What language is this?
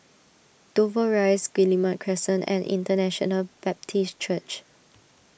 English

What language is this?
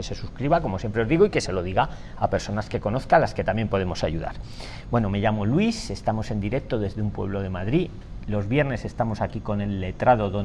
Spanish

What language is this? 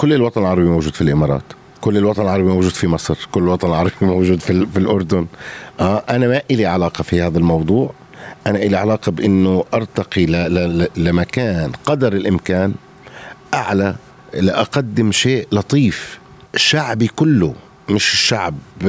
Arabic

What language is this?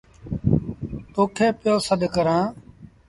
Sindhi Bhil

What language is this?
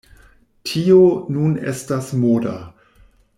Esperanto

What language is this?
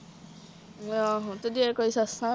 Punjabi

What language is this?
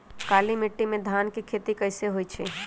Magahi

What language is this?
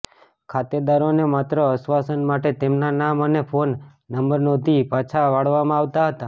Gujarati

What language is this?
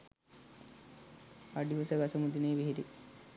Sinhala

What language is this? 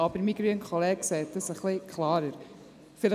Swiss German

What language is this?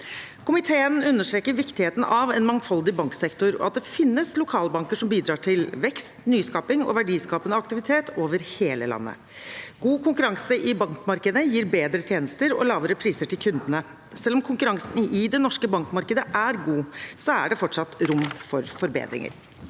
Norwegian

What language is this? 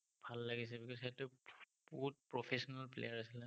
Assamese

